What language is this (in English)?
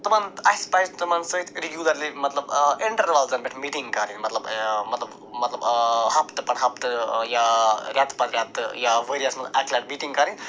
Kashmiri